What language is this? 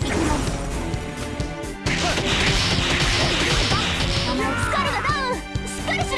Japanese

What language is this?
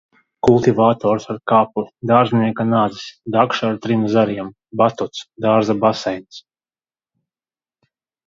Latvian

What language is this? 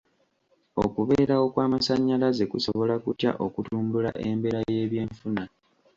Ganda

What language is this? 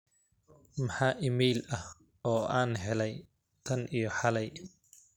Somali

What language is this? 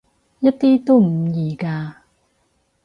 Cantonese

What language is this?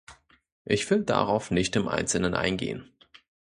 German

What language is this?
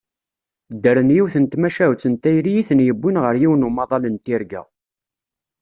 Kabyle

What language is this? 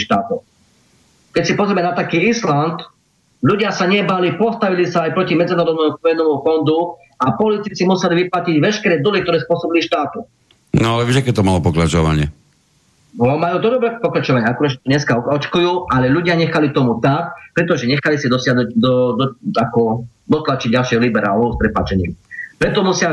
Slovak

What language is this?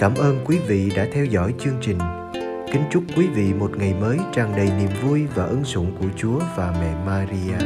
Vietnamese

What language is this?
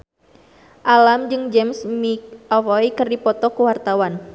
Sundanese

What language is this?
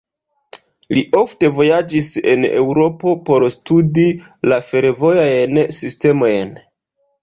Esperanto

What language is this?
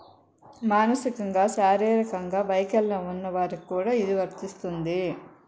Telugu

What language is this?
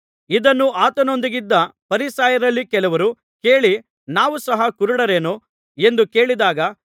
Kannada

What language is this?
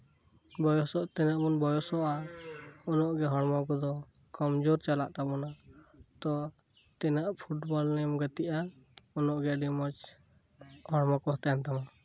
Santali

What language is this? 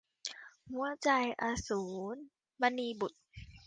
Thai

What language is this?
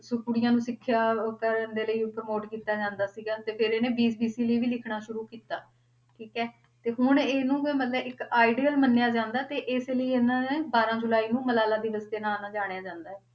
Punjabi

